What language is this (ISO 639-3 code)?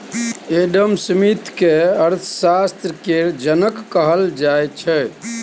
mai